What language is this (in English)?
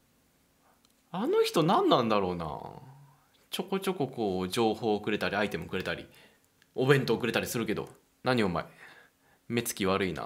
Japanese